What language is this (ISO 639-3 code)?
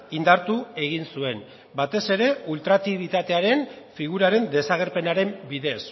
eus